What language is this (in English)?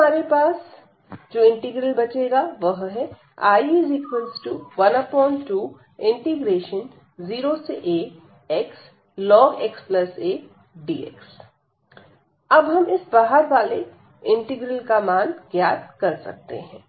Hindi